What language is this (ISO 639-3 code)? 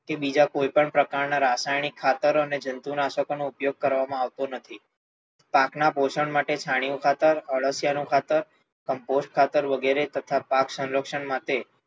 guj